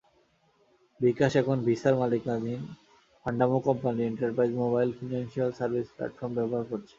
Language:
Bangla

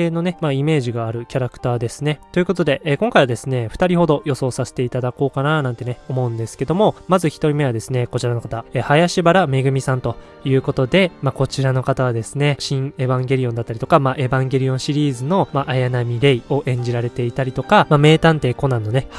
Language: Japanese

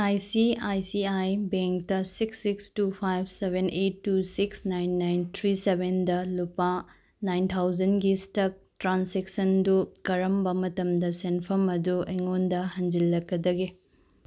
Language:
Manipuri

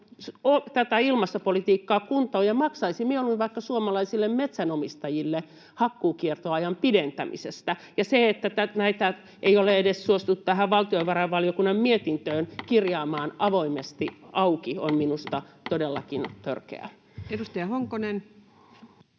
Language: Finnish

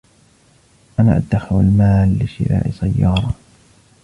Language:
Arabic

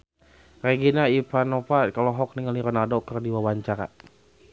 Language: Sundanese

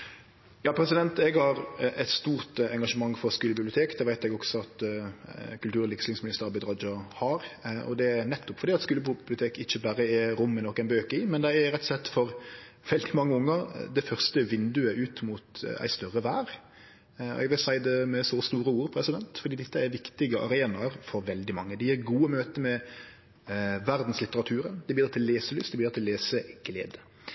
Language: Norwegian Nynorsk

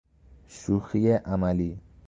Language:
Persian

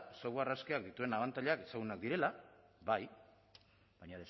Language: Basque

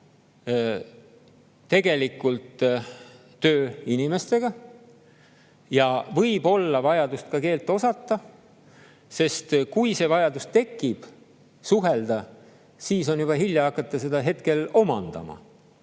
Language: Estonian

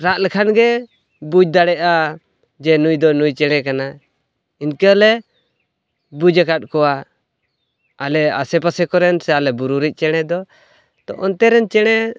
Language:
Santali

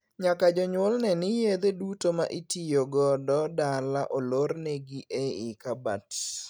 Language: Luo (Kenya and Tanzania)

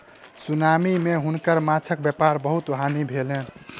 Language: Maithili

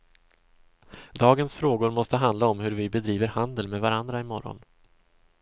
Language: Swedish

